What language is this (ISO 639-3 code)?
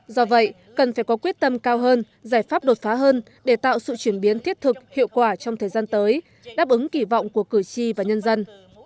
vie